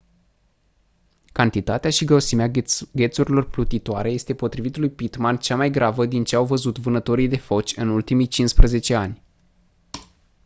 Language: Romanian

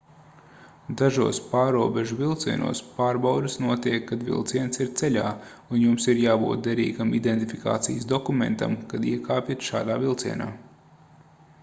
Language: Latvian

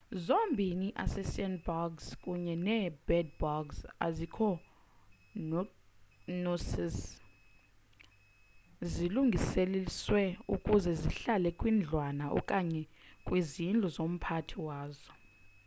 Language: Xhosa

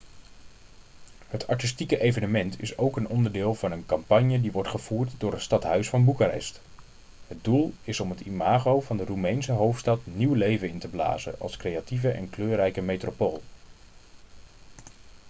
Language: Dutch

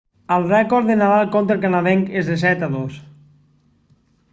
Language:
Catalan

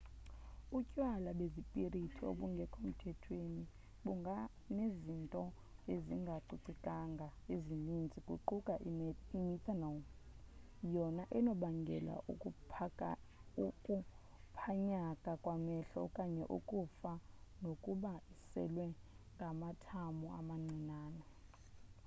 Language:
Xhosa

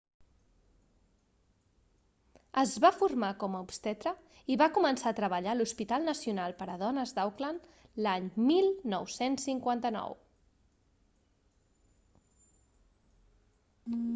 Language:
Catalan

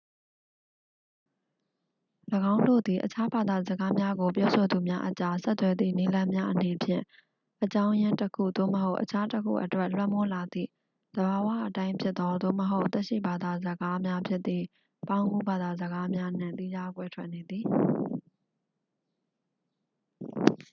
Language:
Burmese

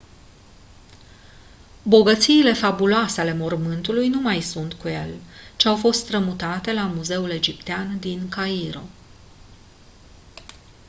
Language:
Romanian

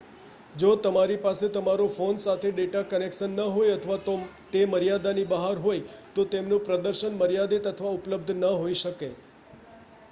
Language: Gujarati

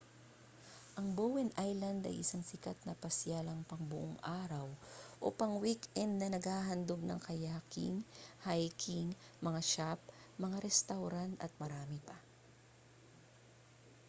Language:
Filipino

